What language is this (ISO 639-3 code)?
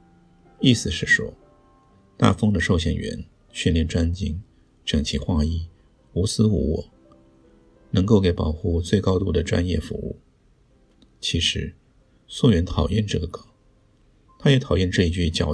zho